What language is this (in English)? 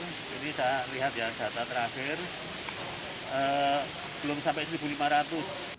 Indonesian